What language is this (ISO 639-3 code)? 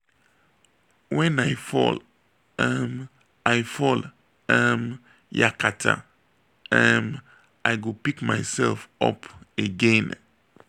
pcm